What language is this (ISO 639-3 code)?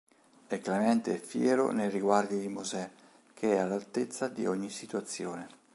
ita